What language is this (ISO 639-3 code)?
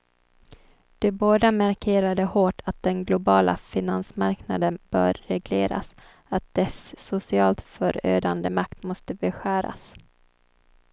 swe